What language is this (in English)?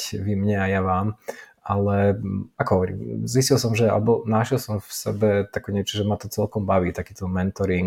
Slovak